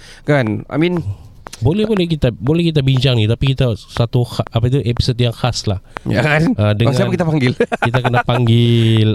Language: Malay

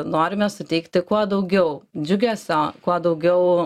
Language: Lithuanian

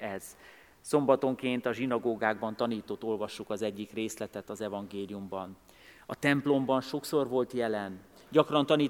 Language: Hungarian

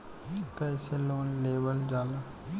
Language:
Bhojpuri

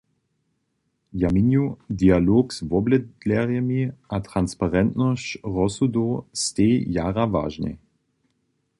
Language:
Upper Sorbian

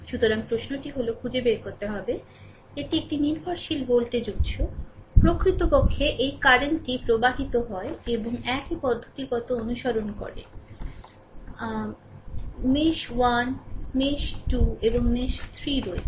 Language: Bangla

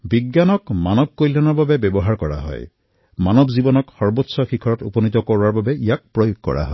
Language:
Assamese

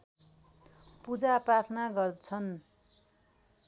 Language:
Nepali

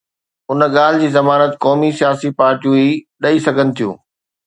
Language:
Sindhi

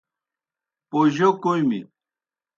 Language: Kohistani Shina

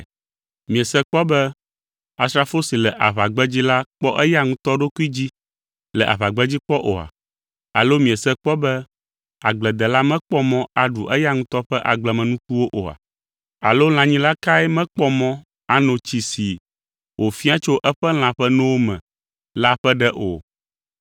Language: Ewe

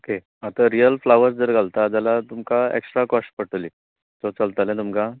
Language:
Konkani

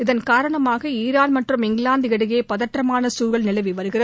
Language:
Tamil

